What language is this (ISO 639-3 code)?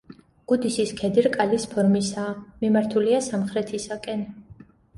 kat